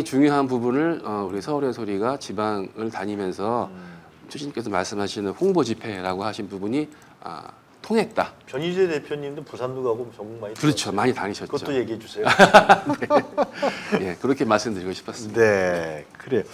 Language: Korean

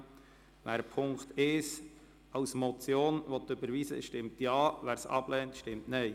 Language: Swiss German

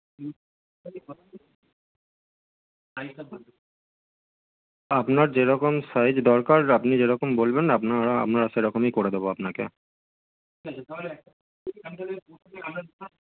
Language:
Bangla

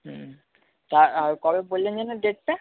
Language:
Bangla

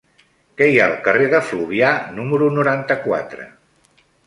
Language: Catalan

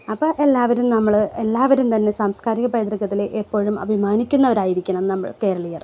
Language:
Malayalam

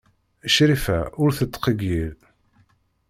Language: Kabyle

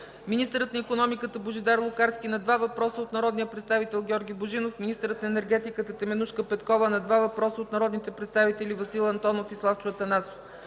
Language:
Bulgarian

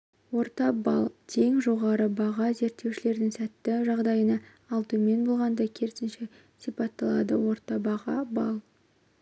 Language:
Kazakh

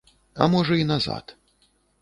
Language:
Belarusian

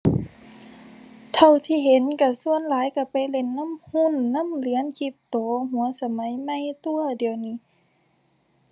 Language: Thai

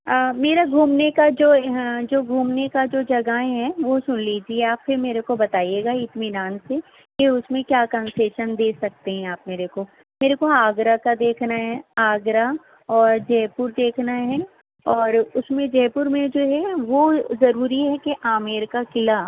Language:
Urdu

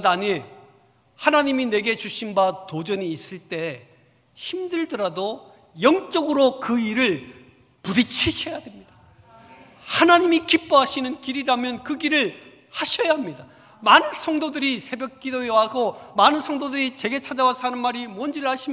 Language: Korean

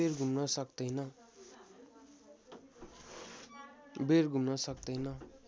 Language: Nepali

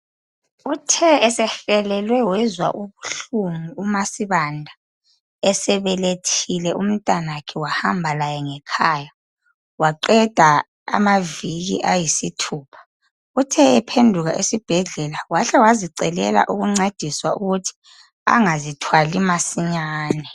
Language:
North Ndebele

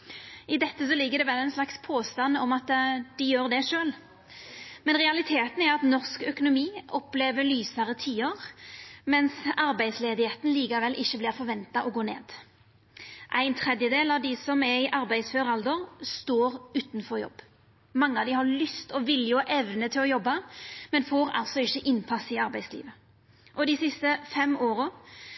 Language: Norwegian Nynorsk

